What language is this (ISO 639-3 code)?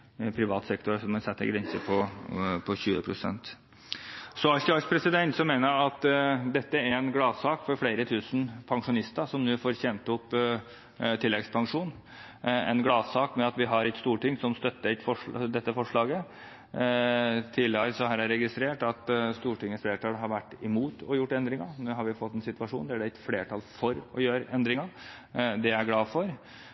nob